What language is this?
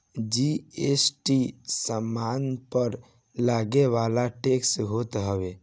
Bhojpuri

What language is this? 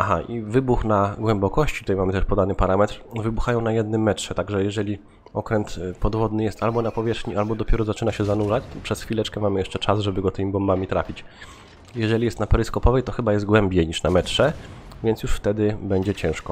Polish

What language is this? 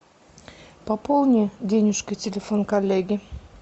Russian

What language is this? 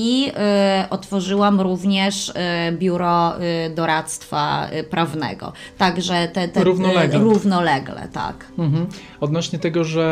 Polish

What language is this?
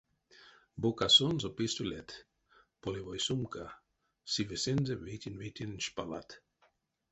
Erzya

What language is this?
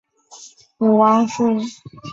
Chinese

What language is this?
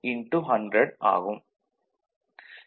Tamil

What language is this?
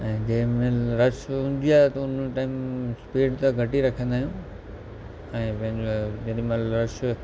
Sindhi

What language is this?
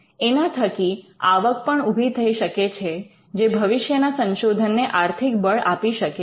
Gujarati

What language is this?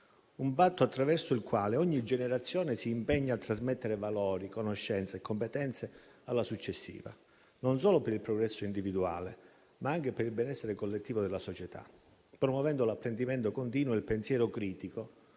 Italian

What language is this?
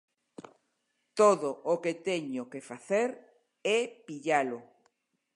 Galician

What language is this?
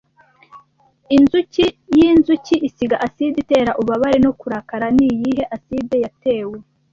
Kinyarwanda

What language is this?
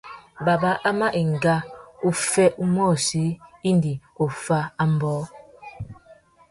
Tuki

